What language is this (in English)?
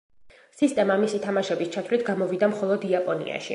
Georgian